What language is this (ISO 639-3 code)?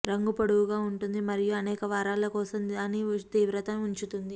tel